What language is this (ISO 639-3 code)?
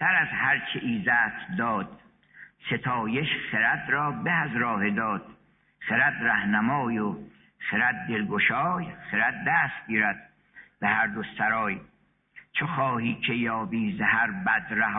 fas